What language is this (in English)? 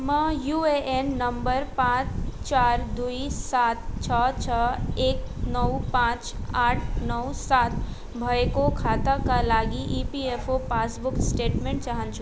Nepali